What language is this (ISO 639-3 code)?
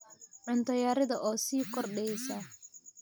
som